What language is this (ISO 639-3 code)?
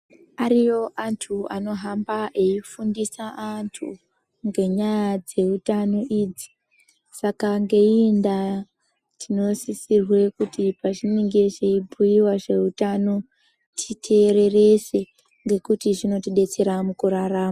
ndc